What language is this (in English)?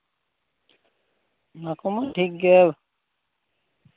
Santali